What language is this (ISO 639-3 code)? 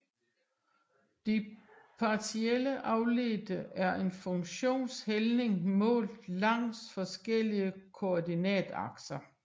dan